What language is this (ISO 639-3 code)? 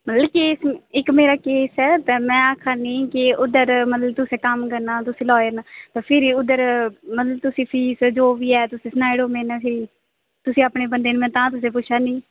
doi